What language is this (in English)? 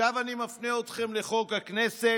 Hebrew